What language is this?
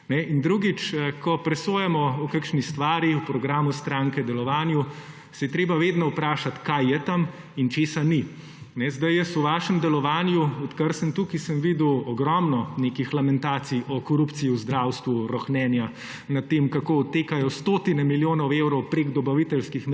Slovenian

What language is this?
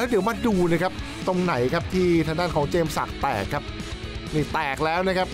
Thai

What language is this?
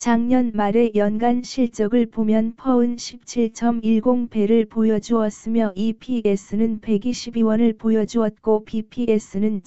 Korean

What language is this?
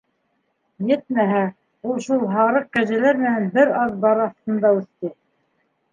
Bashkir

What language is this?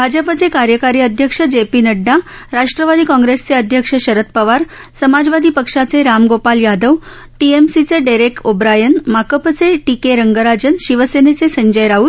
Marathi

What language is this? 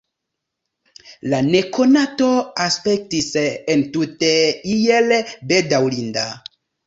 Esperanto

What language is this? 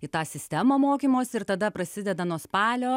Lithuanian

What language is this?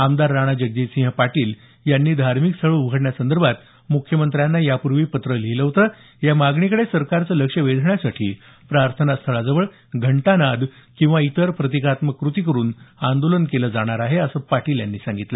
Marathi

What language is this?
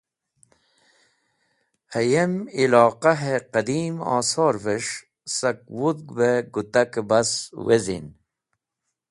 Wakhi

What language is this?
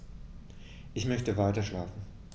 German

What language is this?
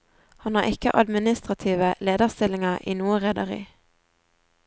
Norwegian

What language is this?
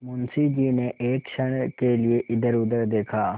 Hindi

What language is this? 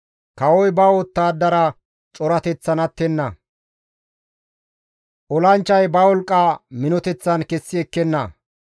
Gamo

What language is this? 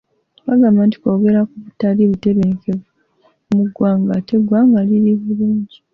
Ganda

